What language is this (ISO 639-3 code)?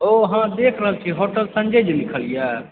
mai